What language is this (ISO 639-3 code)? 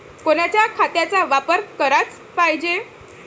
mar